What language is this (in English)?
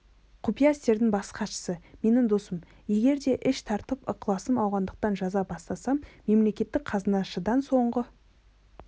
Kazakh